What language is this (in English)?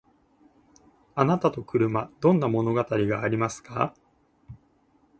Japanese